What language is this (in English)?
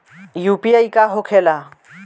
Bhojpuri